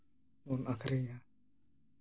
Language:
Santali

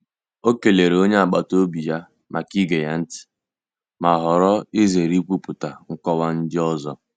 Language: Igbo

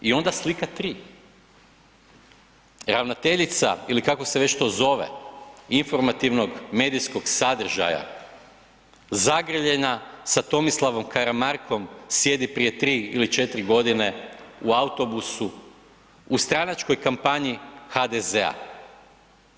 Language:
Croatian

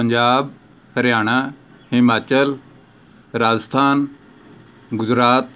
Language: Punjabi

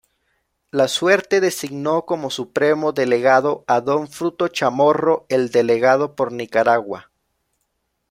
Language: Spanish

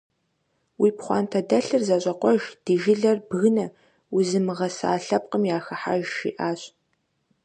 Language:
Kabardian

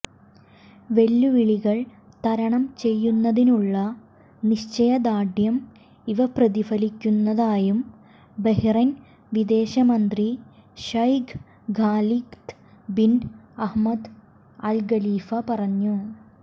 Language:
Malayalam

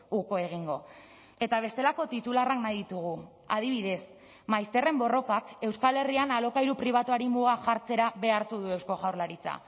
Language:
Basque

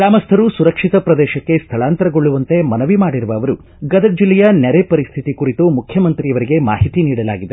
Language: Kannada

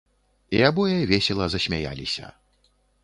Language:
Belarusian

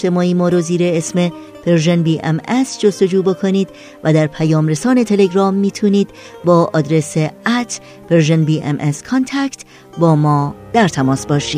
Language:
Persian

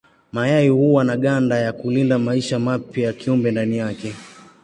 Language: Swahili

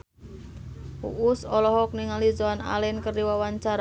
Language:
Sundanese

